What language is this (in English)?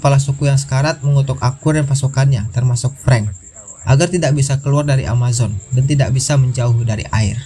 Indonesian